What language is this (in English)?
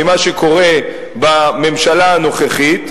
Hebrew